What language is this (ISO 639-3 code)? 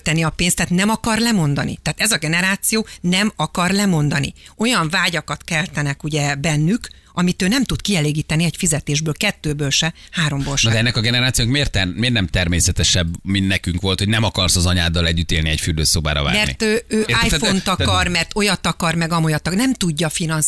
hun